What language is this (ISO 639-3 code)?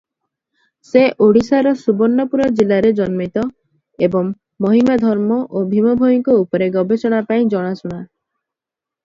ori